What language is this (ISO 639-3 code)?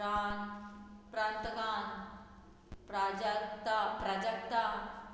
kok